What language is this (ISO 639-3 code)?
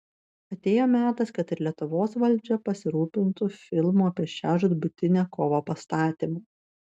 lit